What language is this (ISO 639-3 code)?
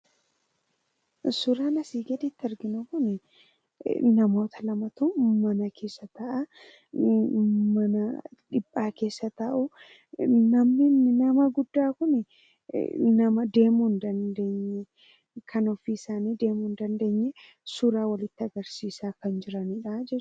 orm